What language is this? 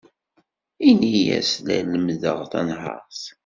Kabyle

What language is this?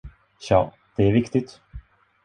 Swedish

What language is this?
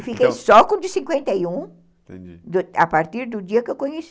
Portuguese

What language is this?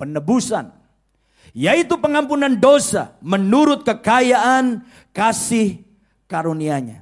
Indonesian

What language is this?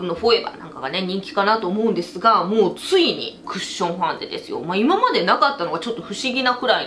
Japanese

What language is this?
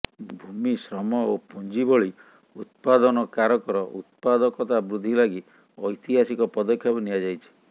Odia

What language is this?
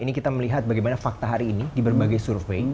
Indonesian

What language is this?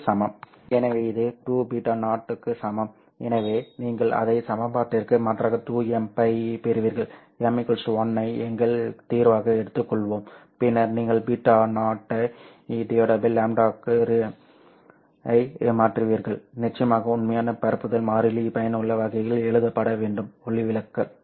Tamil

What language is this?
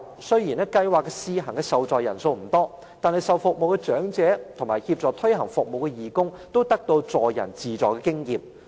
Cantonese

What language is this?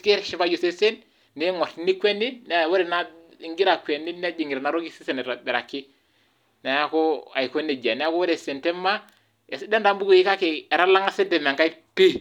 Masai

